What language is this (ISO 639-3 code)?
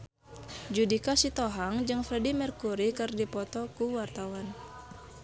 sun